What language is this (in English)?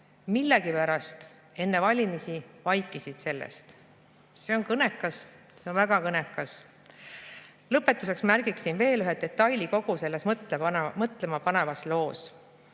Estonian